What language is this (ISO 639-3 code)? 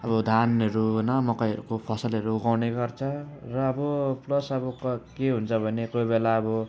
nep